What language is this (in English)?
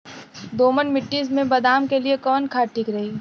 Bhojpuri